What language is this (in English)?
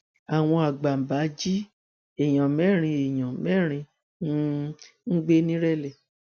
Yoruba